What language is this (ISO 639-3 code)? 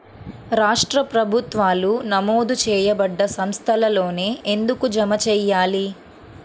tel